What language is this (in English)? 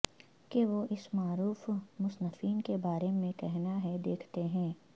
Urdu